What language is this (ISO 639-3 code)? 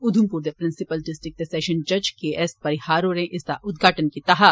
doi